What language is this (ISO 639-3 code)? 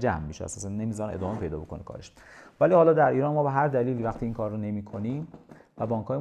fas